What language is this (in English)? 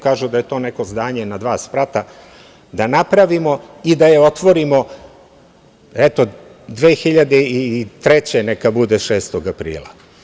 Serbian